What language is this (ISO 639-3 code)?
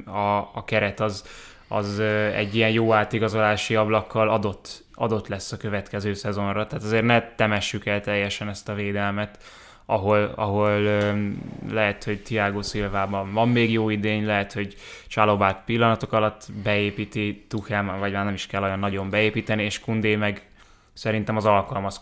hun